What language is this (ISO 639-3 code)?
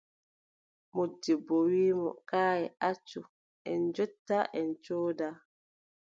fub